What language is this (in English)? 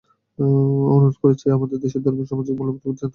Bangla